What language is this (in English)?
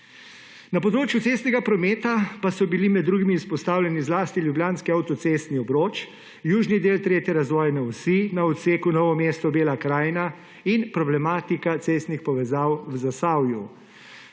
Slovenian